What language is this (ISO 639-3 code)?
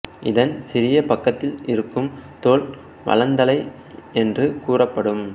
tam